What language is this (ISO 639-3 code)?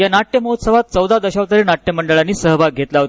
mar